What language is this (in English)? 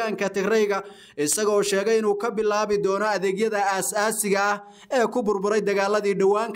Arabic